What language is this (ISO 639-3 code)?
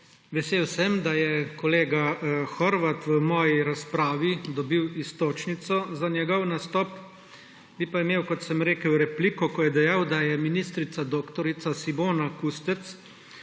slv